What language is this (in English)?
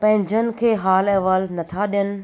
Sindhi